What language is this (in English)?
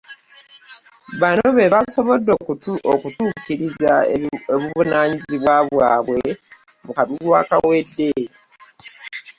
Ganda